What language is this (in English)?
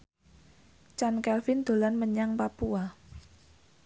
Javanese